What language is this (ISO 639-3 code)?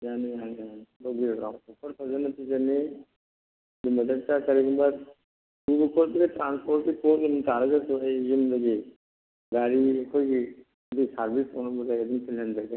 mni